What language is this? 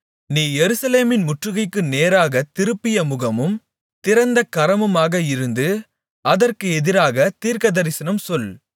Tamil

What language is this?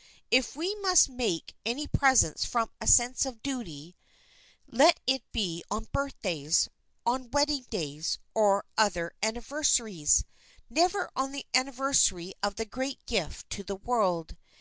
English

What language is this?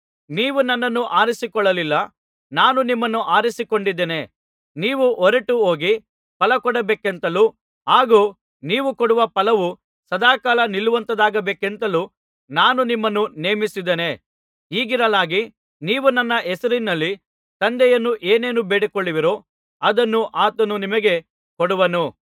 Kannada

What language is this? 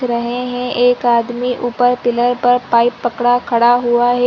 Hindi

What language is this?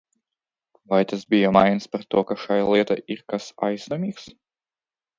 Latvian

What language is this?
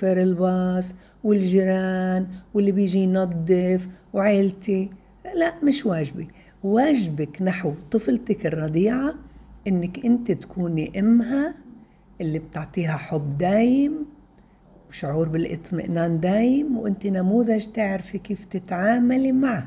Arabic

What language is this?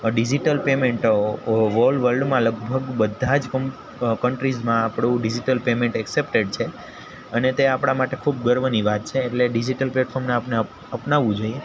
Gujarati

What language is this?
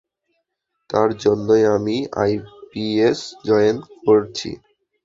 Bangla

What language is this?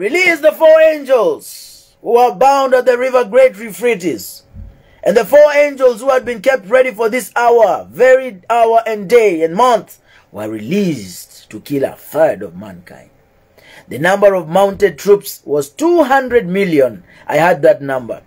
English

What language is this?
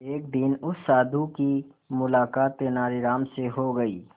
Hindi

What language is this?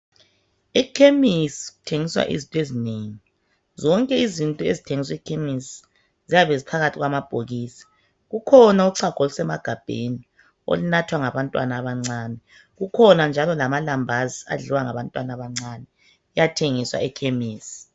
North Ndebele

